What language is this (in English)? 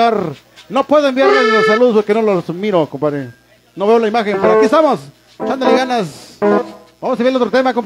Spanish